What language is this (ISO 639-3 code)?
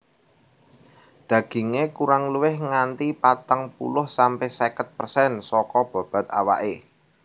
jav